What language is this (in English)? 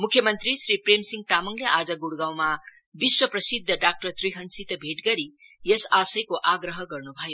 Nepali